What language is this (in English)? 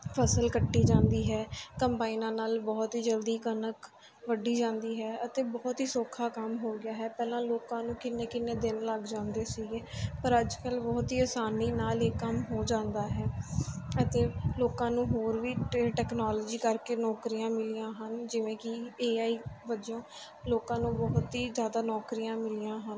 Punjabi